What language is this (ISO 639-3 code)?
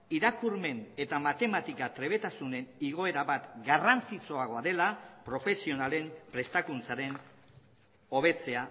eus